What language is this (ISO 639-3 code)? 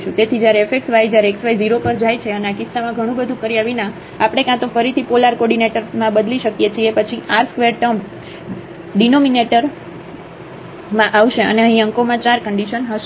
guj